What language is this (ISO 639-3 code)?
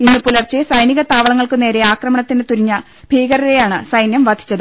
mal